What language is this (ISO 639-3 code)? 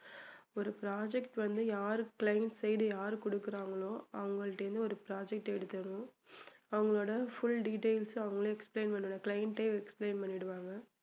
tam